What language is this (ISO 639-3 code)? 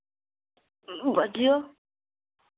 mai